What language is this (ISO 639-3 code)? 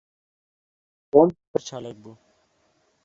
kur